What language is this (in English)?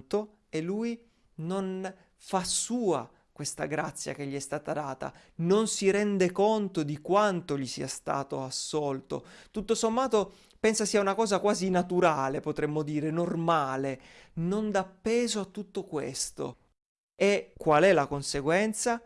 Italian